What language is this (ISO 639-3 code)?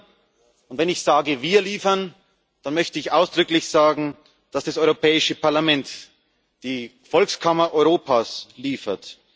deu